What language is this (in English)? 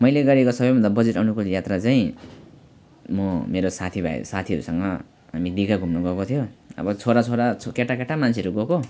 Nepali